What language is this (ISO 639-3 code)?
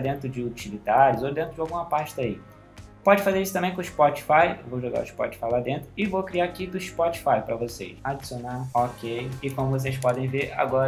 por